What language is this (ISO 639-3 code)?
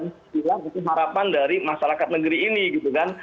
ind